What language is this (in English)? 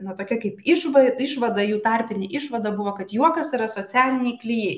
Lithuanian